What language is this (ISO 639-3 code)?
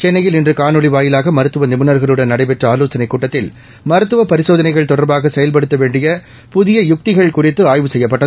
tam